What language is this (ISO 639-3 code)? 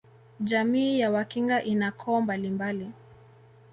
swa